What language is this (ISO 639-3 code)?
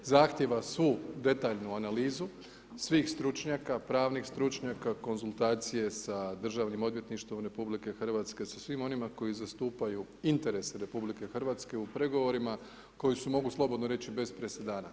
hrv